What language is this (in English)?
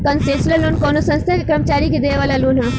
Bhojpuri